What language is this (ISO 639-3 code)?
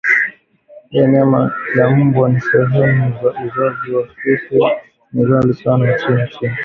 swa